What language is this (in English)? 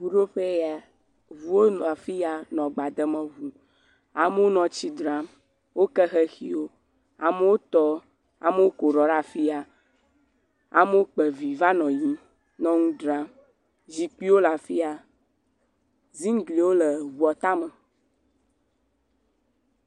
Ewe